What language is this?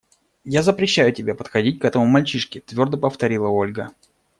Russian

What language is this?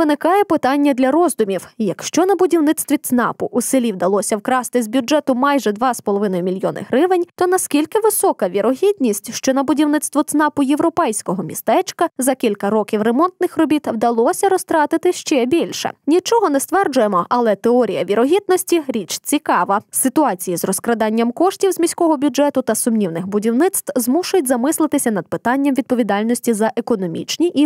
Ukrainian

